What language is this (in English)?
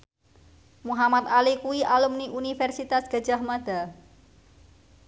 Javanese